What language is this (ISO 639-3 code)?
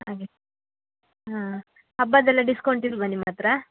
kan